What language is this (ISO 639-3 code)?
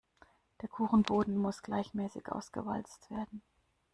deu